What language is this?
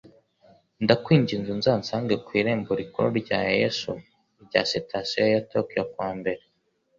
Kinyarwanda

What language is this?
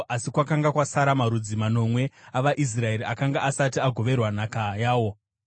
Shona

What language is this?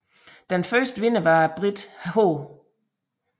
Danish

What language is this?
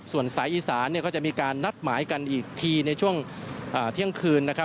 Thai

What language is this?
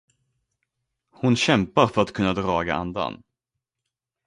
Swedish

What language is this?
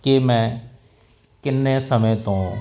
Punjabi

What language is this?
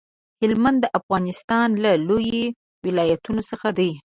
Pashto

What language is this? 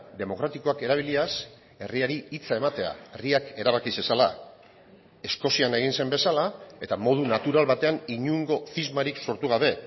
Basque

